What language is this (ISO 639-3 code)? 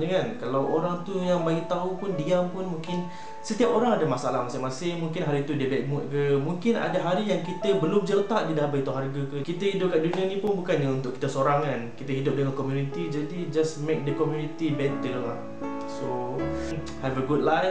msa